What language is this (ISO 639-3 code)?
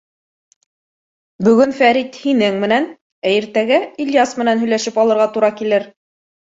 bak